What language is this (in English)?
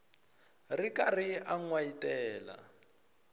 Tsonga